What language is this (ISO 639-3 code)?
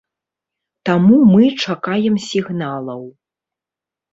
bel